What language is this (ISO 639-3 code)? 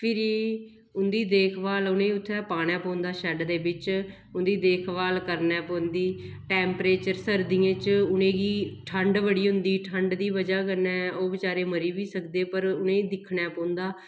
doi